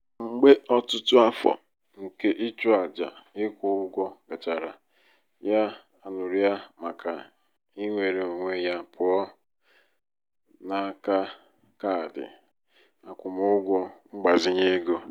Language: Igbo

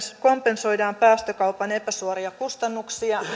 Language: Finnish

